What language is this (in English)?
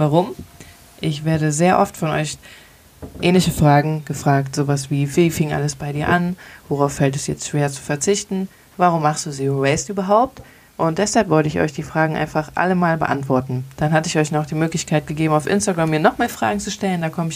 German